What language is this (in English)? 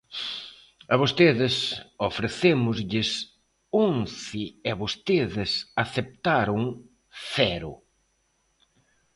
Galician